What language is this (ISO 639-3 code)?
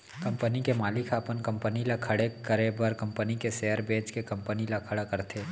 hne